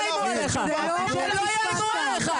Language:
Hebrew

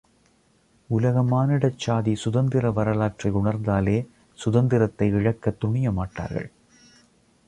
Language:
Tamil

